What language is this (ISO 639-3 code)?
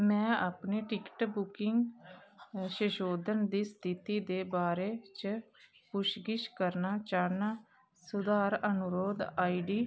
doi